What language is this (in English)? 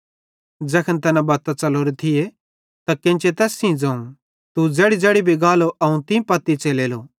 Bhadrawahi